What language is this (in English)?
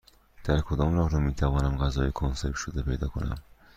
Persian